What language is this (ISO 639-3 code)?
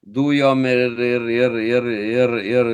lit